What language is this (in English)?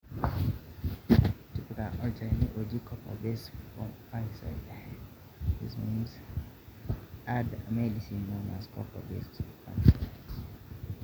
Masai